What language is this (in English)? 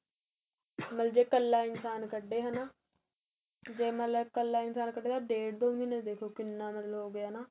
Punjabi